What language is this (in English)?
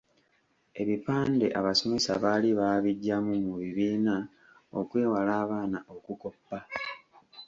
Ganda